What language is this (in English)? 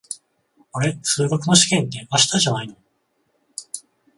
Japanese